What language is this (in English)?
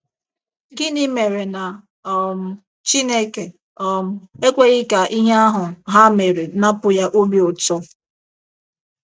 Igbo